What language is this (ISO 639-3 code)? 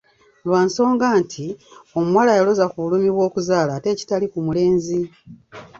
lug